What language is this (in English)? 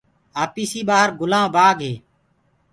Gurgula